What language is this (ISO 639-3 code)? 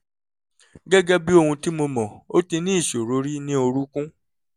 yor